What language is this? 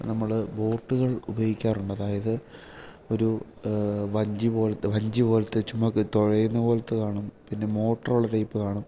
Malayalam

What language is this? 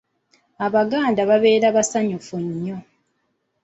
Ganda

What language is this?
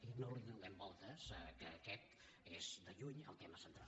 Catalan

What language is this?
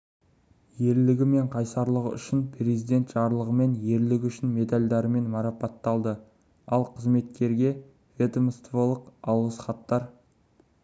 Kazakh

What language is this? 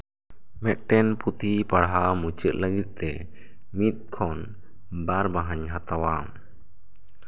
Santali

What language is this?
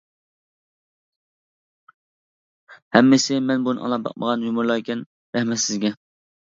Uyghur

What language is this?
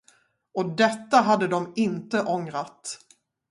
Swedish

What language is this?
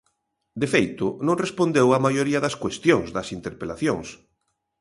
Galician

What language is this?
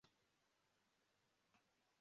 Kinyarwanda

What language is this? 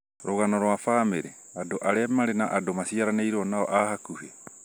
Kikuyu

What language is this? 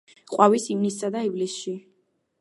Georgian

